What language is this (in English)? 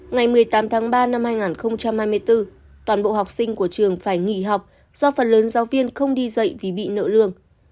Vietnamese